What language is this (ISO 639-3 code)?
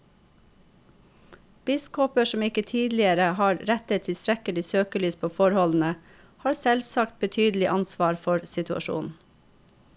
nor